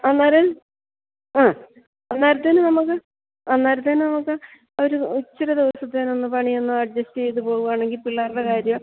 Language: Malayalam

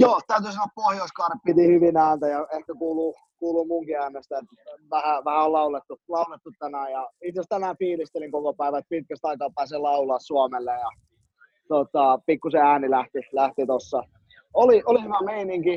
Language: Finnish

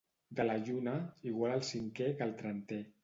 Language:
Catalan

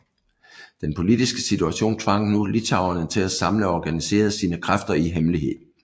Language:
Danish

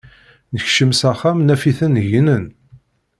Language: Kabyle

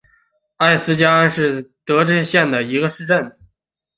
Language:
Chinese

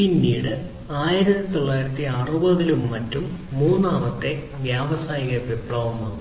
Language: Malayalam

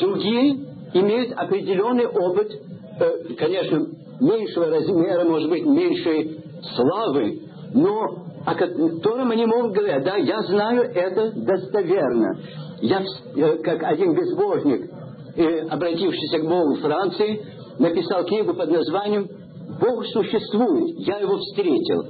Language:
Russian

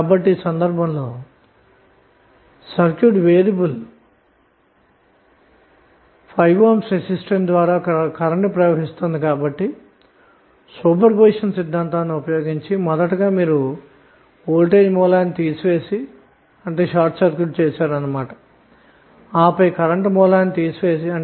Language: Telugu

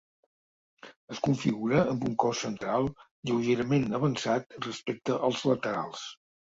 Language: Catalan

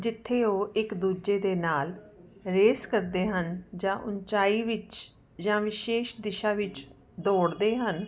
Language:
Punjabi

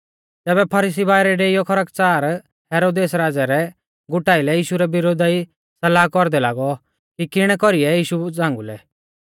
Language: Mahasu Pahari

